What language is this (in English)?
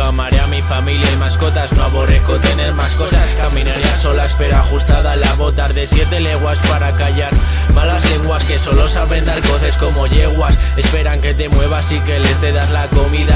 Spanish